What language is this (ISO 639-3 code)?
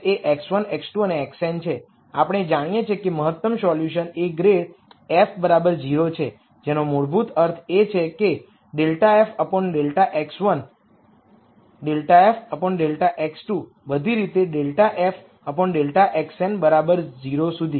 guj